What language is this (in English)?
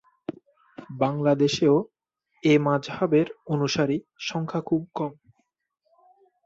Bangla